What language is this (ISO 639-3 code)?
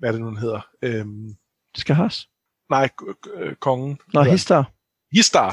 dan